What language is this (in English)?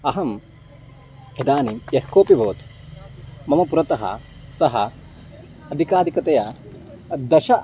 Sanskrit